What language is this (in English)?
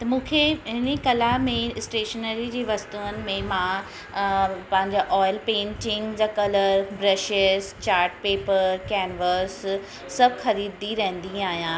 Sindhi